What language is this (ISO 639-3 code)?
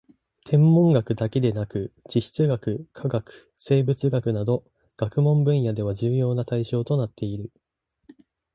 jpn